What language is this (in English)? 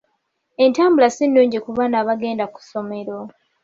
Ganda